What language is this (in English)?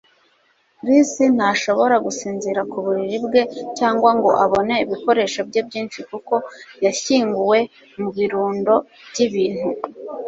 Kinyarwanda